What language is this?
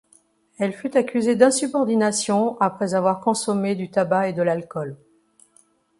French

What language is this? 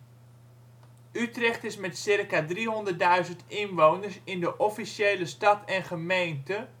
Dutch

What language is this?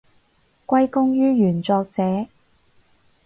Cantonese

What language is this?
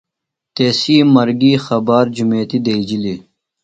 Phalura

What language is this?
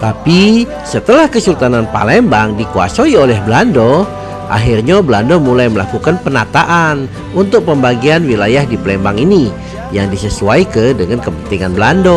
Indonesian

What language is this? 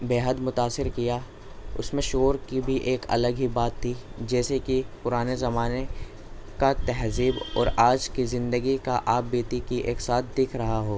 Urdu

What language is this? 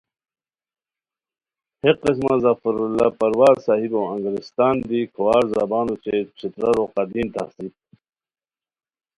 Khowar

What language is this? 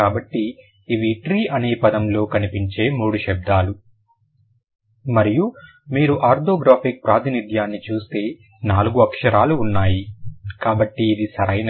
Telugu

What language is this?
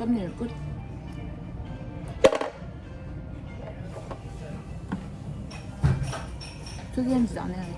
Korean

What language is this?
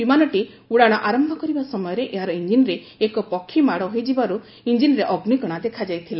Odia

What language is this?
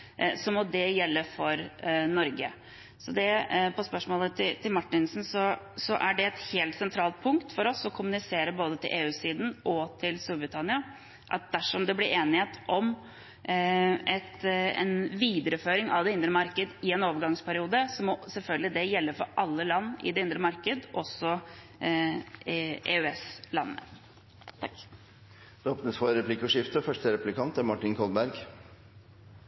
Norwegian Bokmål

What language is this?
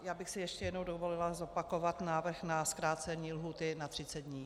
Czech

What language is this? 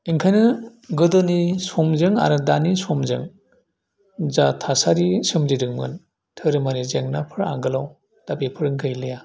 Bodo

